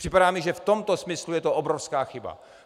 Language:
Czech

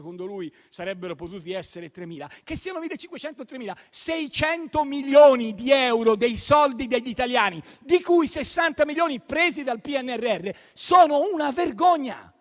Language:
Italian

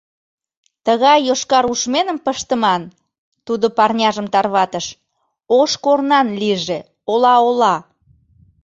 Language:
Mari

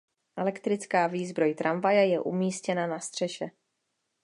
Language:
Czech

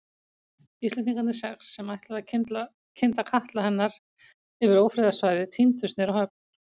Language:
Icelandic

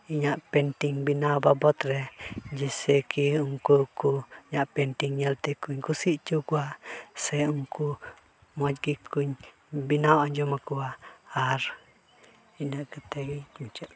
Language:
Santali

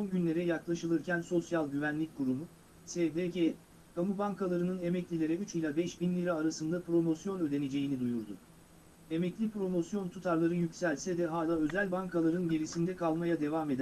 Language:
Turkish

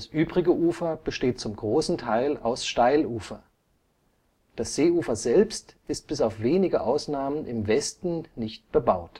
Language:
German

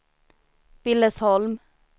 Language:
Swedish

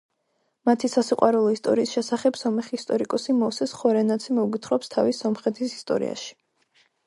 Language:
Georgian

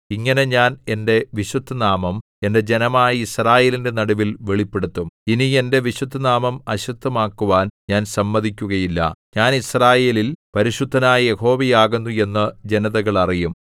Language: Malayalam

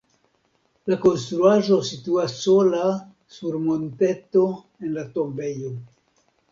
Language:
Esperanto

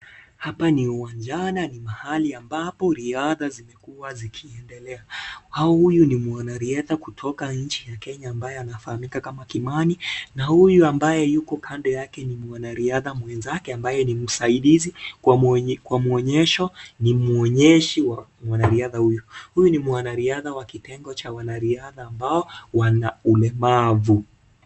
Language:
Swahili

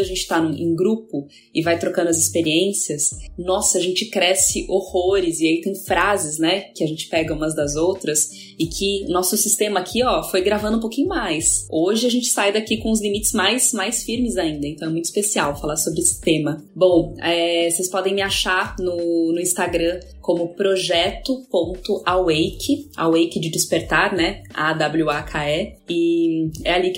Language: Portuguese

